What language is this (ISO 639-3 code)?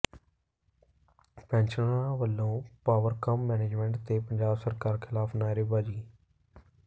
pan